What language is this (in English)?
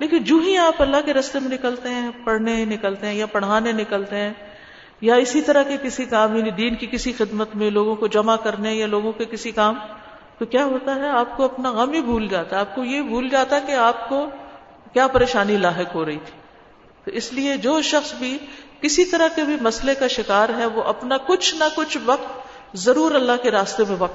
Urdu